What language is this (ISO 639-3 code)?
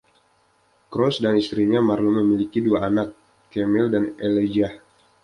ind